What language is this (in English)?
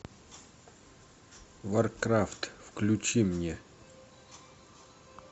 Russian